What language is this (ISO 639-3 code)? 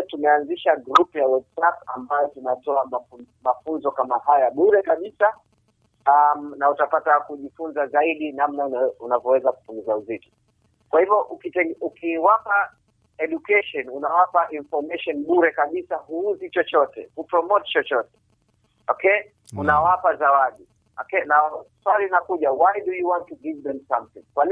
swa